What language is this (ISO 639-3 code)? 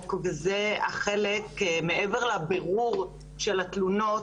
heb